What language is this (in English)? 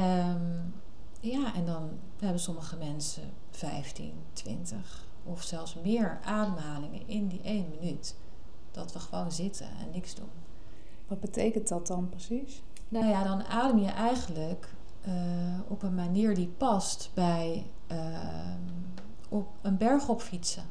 Dutch